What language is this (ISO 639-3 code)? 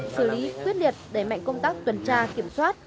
vie